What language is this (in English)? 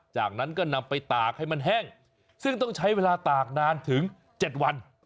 Thai